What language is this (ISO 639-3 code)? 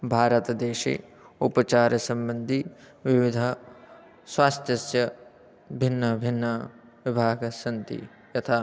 san